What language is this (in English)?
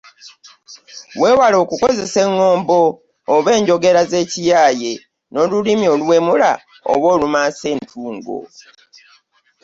Ganda